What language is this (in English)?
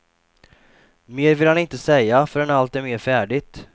Swedish